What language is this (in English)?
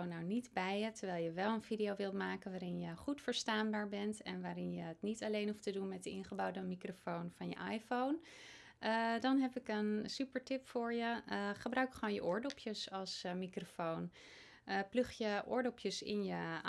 Dutch